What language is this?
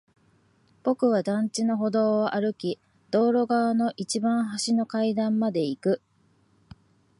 Japanese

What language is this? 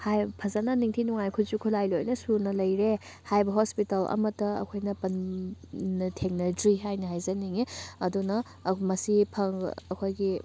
Manipuri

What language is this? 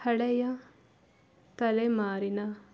Kannada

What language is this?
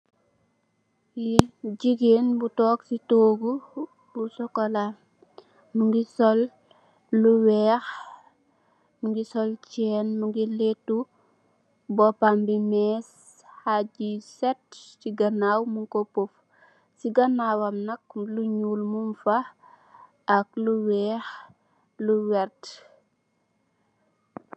Wolof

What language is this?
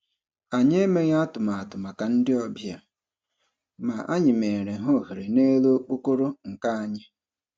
Igbo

